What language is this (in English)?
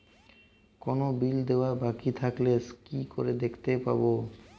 Bangla